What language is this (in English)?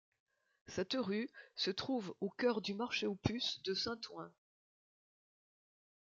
French